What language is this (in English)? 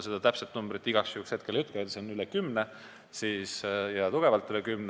Estonian